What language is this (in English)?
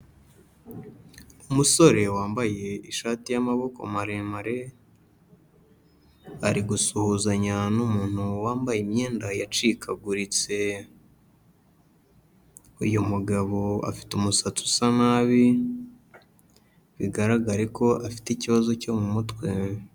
Kinyarwanda